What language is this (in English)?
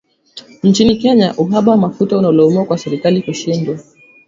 Swahili